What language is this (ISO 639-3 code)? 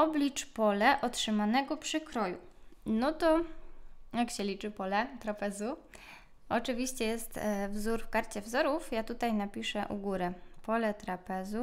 pol